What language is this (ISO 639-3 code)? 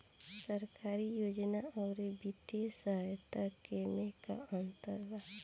bho